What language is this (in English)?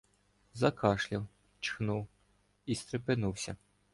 Ukrainian